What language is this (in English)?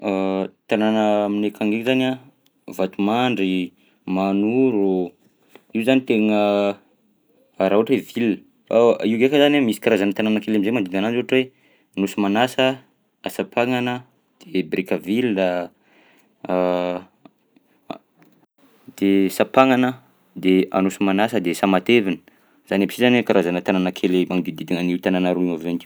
Southern Betsimisaraka Malagasy